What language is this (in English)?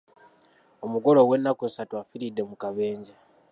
Ganda